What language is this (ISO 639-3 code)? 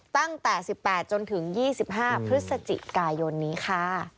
tha